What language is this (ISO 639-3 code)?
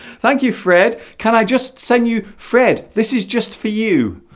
eng